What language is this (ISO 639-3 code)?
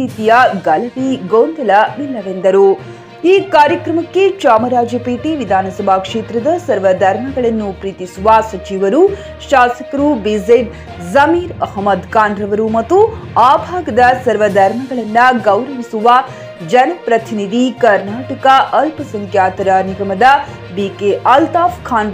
kan